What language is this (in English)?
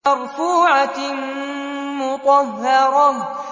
Arabic